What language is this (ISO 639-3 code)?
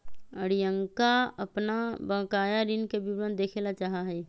mag